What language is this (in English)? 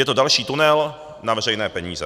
Czech